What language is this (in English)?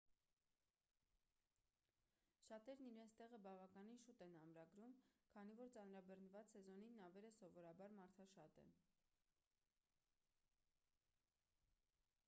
Armenian